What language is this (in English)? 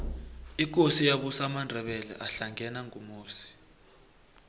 South Ndebele